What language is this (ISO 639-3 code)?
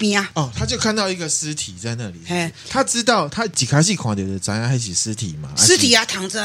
zho